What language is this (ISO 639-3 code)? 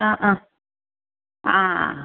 mal